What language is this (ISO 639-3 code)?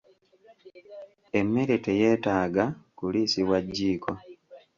lug